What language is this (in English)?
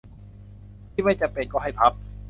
Thai